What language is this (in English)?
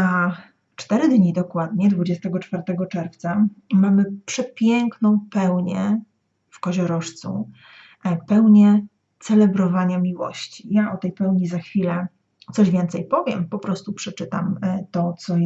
Polish